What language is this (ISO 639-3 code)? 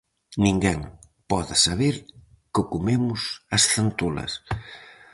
glg